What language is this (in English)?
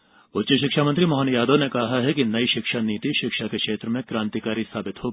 Hindi